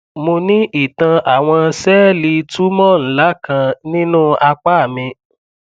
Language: Yoruba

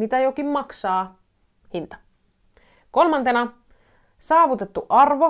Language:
Finnish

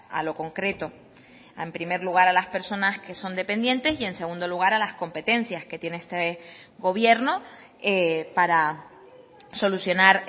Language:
Spanish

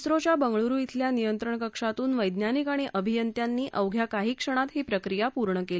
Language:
Marathi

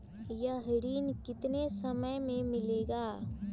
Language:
Magahi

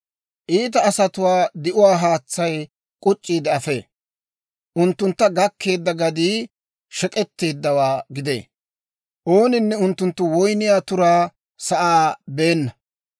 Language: Dawro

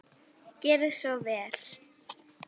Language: Icelandic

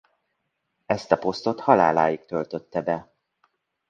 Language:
Hungarian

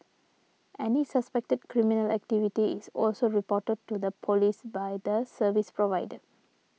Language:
English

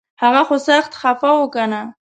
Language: Pashto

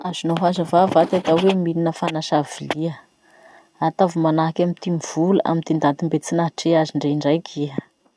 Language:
Masikoro Malagasy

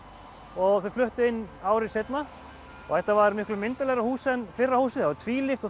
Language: Icelandic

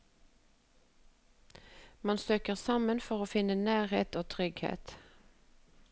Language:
Norwegian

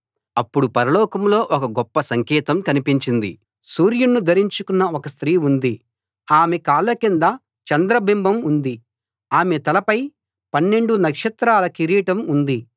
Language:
Telugu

